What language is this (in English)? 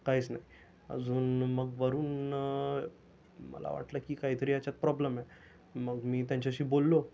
Marathi